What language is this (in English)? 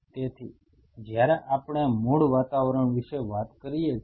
Gujarati